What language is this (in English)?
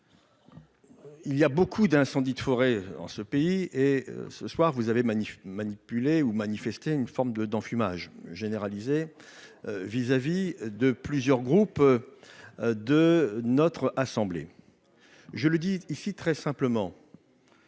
French